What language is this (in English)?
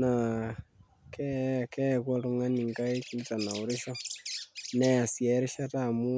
Masai